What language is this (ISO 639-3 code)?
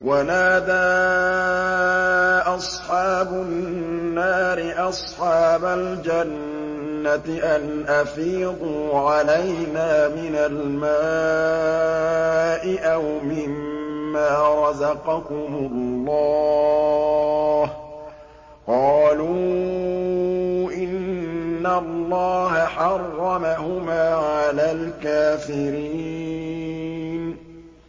ara